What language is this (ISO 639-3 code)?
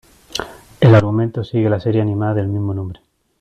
spa